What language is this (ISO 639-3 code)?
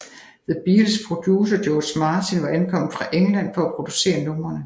dan